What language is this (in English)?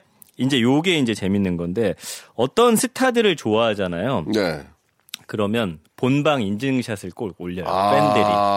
Korean